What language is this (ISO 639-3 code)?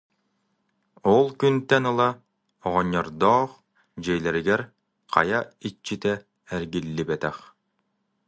sah